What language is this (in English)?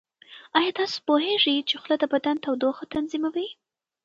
Pashto